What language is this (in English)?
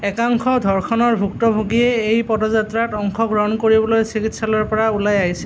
Assamese